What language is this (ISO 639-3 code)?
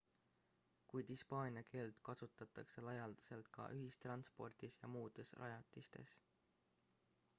est